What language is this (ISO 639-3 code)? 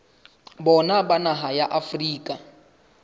sot